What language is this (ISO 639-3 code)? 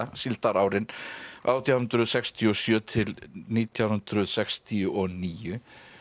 isl